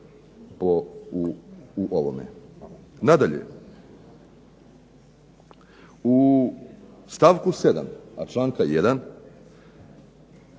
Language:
Croatian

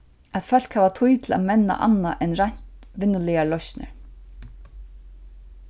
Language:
Faroese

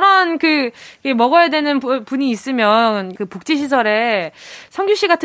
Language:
Korean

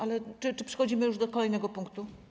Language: Polish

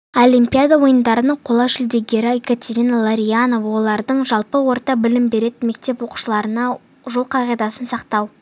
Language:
Kazakh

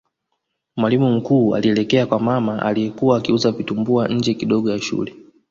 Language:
Swahili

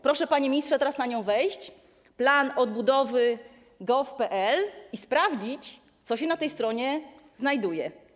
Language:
Polish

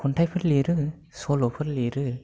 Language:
Bodo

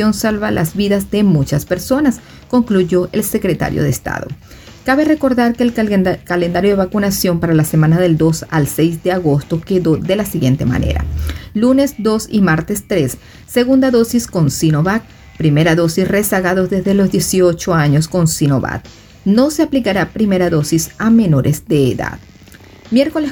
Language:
Spanish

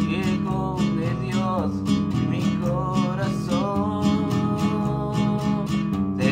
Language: Italian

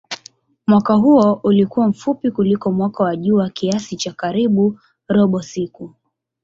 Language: Swahili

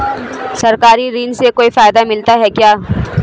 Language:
Hindi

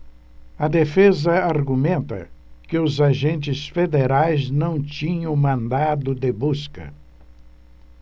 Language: Portuguese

